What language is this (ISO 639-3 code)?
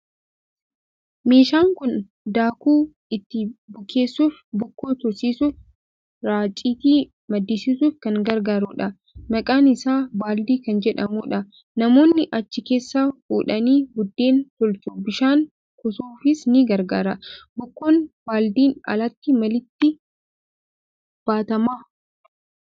orm